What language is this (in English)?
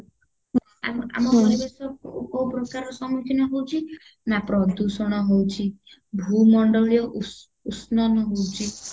Odia